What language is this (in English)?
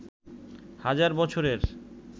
Bangla